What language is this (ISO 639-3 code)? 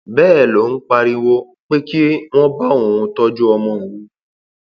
yor